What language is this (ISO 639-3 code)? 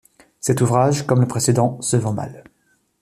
fra